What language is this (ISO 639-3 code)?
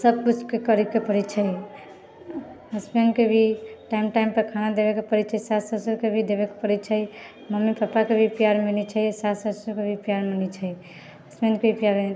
mai